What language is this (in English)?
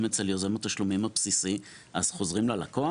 Hebrew